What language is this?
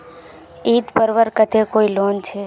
Magahi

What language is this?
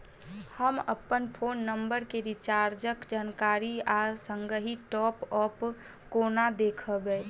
Maithili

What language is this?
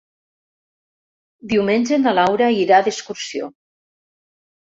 Catalan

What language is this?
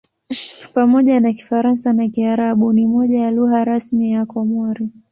Swahili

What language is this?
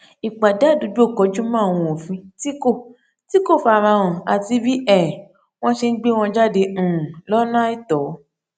Yoruba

